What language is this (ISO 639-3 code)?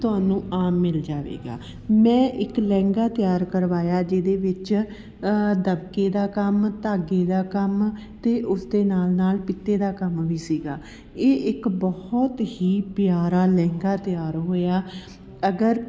pan